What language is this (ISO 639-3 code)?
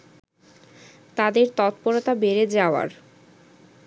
ben